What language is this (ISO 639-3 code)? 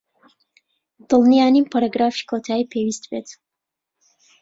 ckb